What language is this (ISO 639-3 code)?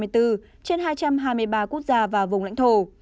vie